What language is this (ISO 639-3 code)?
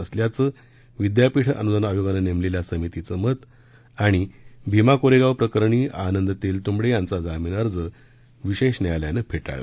mar